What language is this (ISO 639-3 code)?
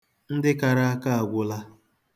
ibo